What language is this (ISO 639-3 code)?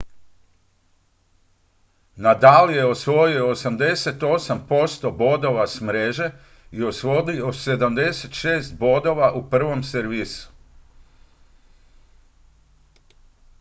hrv